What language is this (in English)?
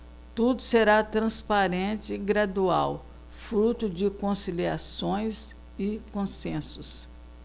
Portuguese